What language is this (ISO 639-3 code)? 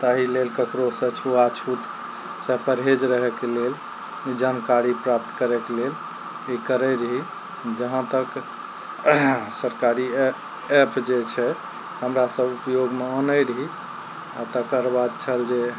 mai